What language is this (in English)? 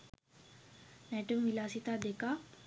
Sinhala